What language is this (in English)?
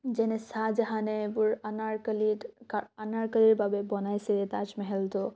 Assamese